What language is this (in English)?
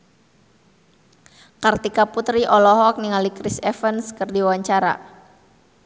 Sundanese